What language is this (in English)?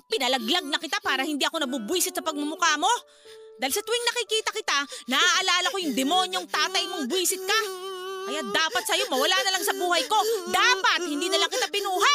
Filipino